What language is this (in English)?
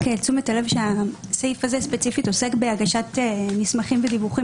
Hebrew